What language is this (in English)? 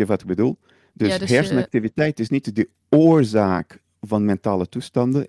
Dutch